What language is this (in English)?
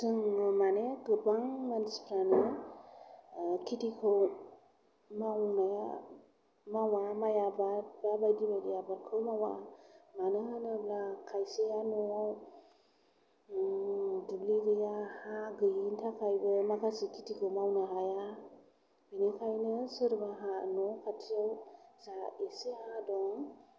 Bodo